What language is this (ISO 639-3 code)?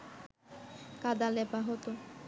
ben